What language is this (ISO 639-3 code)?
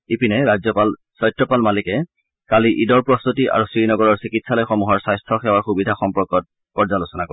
asm